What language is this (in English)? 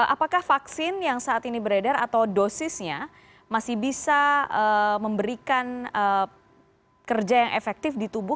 Indonesian